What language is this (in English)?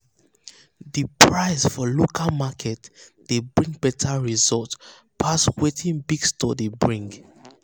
Nigerian Pidgin